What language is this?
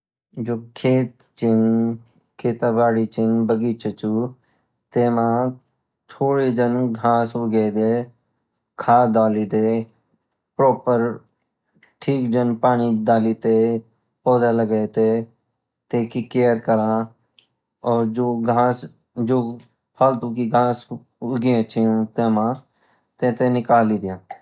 Garhwali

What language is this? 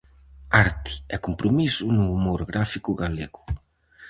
Galician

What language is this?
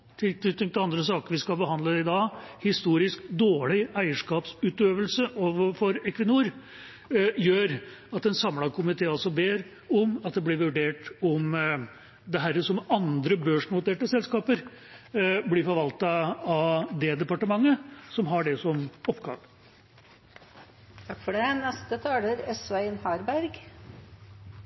Norwegian Bokmål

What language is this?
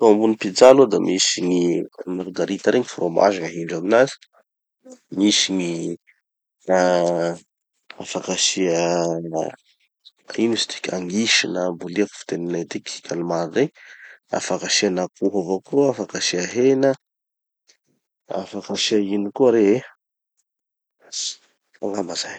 Tanosy Malagasy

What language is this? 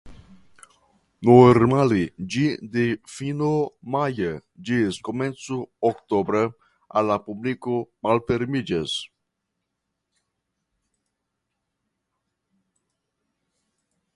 Esperanto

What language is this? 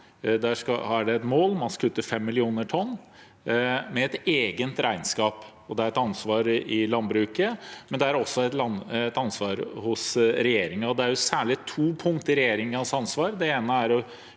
Norwegian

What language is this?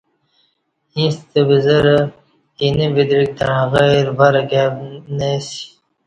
Kati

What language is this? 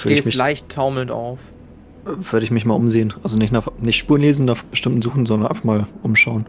German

